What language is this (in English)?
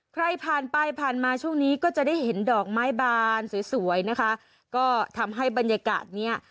Thai